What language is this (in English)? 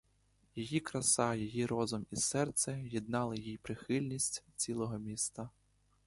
Ukrainian